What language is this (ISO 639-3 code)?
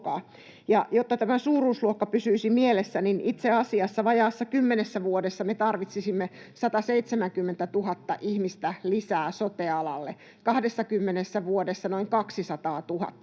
fin